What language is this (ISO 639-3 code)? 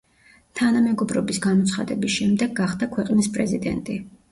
kat